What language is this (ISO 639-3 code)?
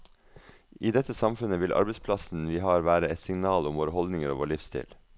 nor